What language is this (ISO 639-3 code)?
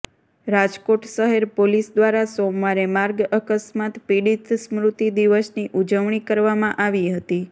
guj